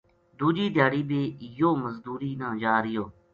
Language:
Gujari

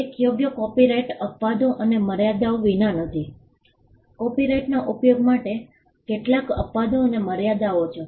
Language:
Gujarati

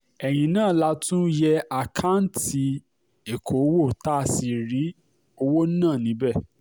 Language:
Yoruba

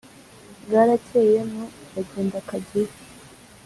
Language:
Kinyarwanda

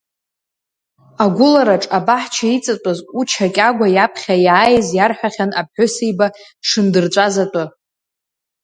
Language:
Abkhazian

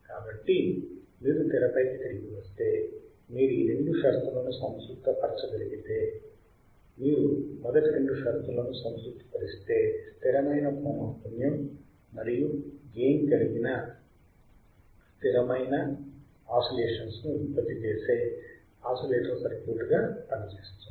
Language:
Telugu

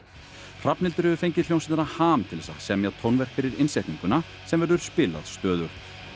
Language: Icelandic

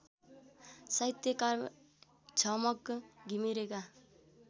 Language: Nepali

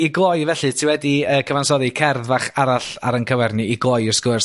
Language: Welsh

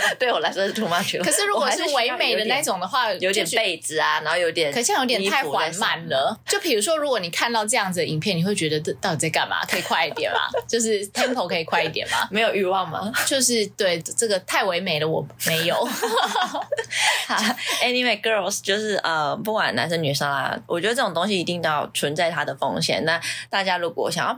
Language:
Chinese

